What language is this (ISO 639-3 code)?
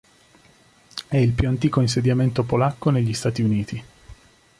ita